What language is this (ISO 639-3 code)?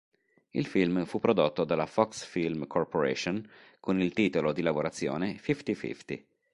ita